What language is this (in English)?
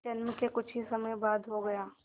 Hindi